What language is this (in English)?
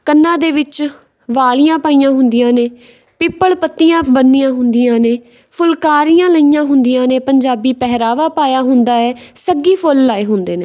Punjabi